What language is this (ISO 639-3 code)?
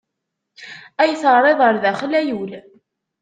kab